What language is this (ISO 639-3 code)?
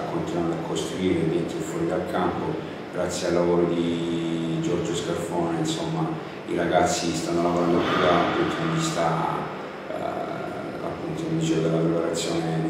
ita